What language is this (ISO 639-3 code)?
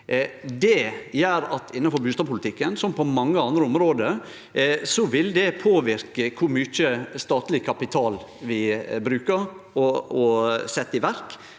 nor